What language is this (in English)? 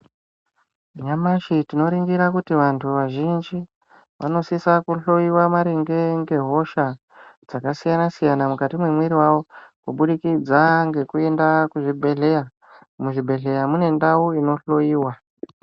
Ndau